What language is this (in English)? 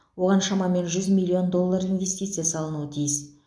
Kazakh